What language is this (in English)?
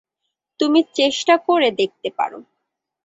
Bangla